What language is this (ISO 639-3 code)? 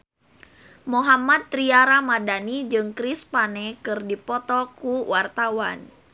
sun